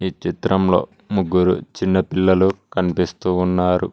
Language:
Telugu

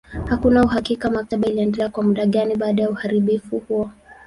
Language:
Swahili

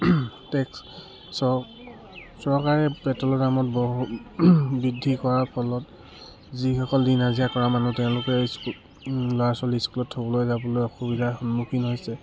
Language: Assamese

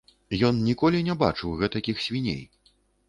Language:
Belarusian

